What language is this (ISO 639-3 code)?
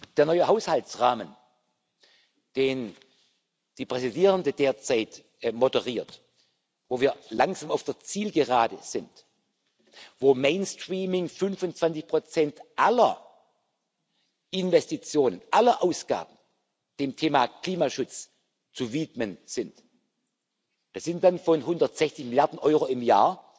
deu